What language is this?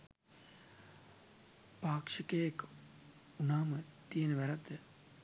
Sinhala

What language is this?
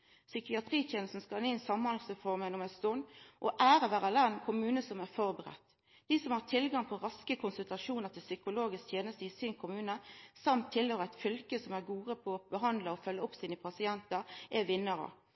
Norwegian Nynorsk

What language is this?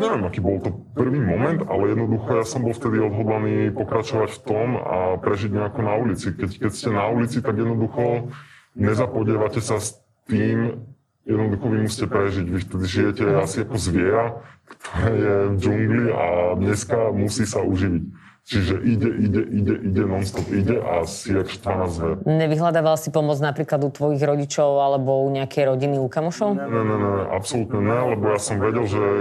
Slovak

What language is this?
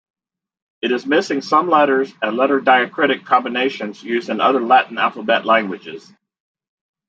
English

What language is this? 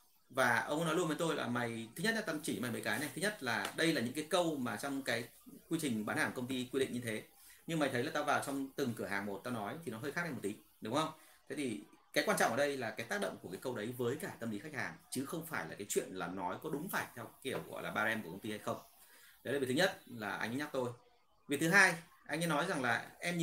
Vietnamese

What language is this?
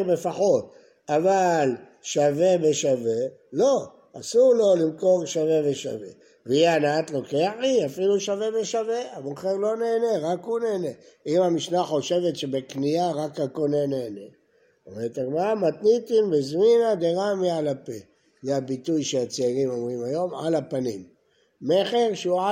Hebrew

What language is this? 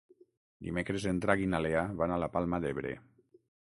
Catalan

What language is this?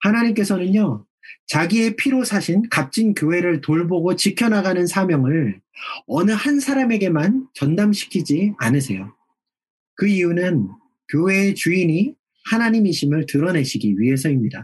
Korean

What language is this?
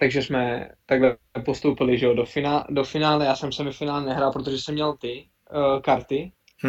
Czech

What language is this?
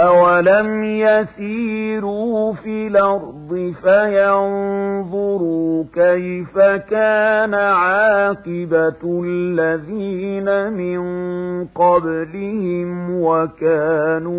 Arabic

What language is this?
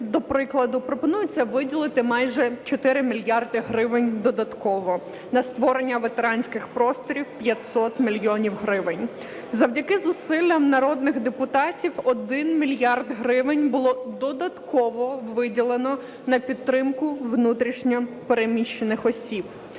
Ukrainian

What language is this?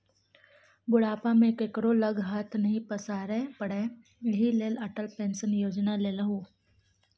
Maithili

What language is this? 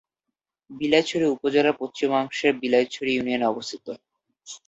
Bangla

